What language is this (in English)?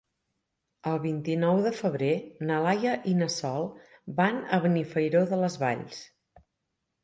Catalan